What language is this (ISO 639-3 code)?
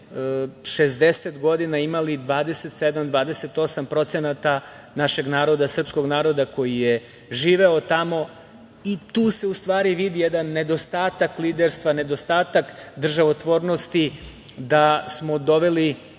srp